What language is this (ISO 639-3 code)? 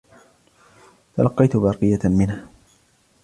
ara